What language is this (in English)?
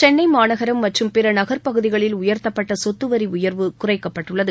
Tamil